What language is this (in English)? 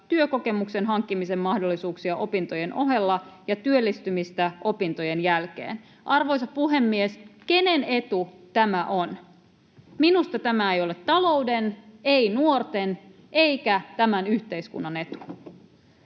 Finnish